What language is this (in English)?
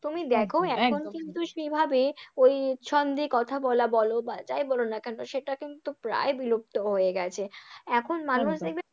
Bangla